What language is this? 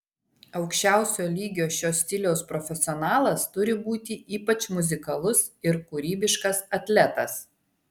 Lithuanian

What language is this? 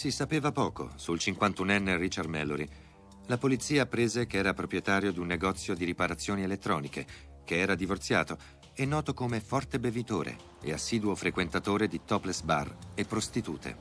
Italian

